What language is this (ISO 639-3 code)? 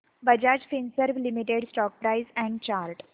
mar